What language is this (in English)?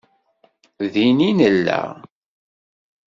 Kabyle